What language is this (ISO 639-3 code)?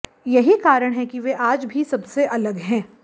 hin